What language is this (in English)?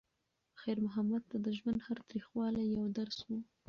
Pashto